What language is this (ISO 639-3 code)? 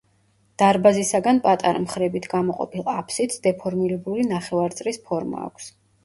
kat